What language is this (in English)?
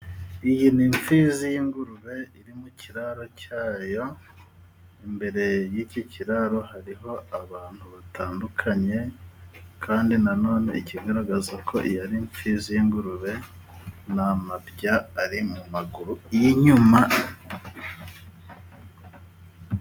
Kinyarwanda